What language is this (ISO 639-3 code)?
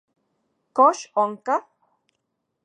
ncx